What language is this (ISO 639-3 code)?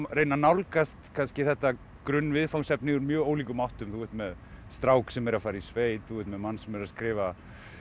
isl